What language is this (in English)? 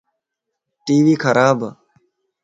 Lasi